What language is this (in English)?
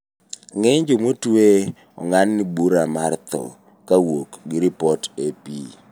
Luo (Kenya and Tanzania)